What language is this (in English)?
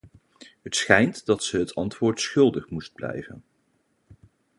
Dutch